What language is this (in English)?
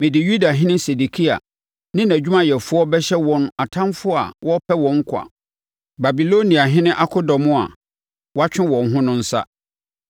Akan